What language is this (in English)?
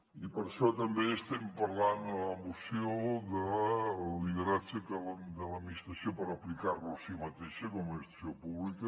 Catalan